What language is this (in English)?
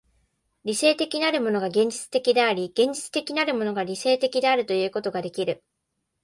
Japanese